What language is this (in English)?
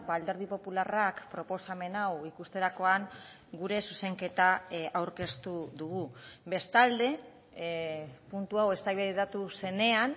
Basque